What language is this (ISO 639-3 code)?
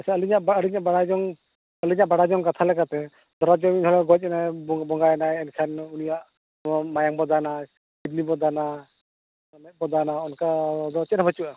sat